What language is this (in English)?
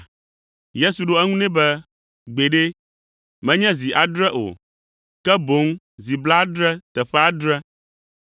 Ewe